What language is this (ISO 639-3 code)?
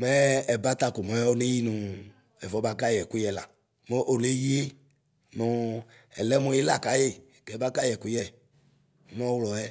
kpo